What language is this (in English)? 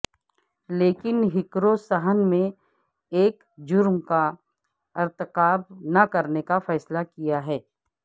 Urdu